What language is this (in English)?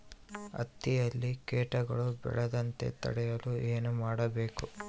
Kannada